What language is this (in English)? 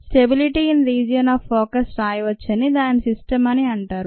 Telugu